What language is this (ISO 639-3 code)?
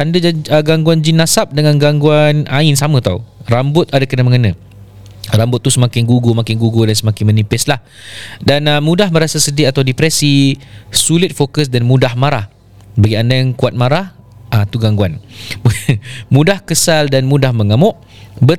msa